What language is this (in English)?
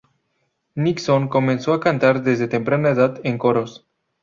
Spanish